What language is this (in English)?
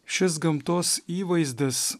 Lithuanian